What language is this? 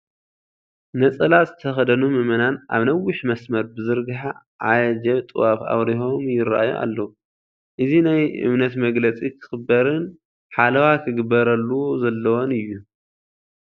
Tigrinya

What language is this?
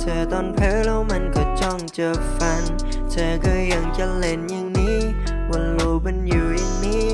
Vietnamese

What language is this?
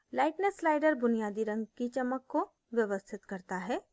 Hindi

